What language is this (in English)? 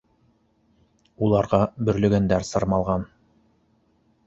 Bashkir